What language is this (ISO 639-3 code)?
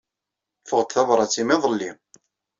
kab